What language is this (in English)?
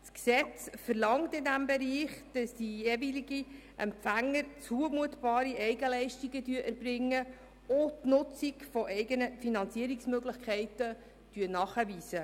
Swiss German